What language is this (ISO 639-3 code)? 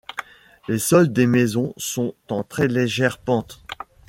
fra